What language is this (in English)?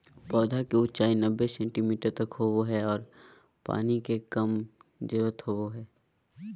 Magahi